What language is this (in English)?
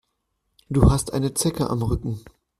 German